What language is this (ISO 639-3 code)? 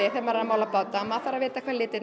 isl